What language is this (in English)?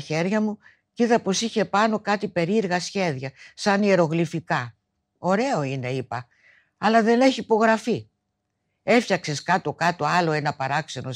Greek